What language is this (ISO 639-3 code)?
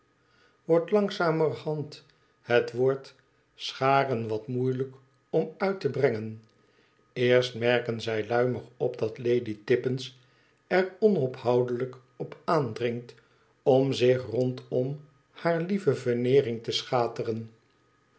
nld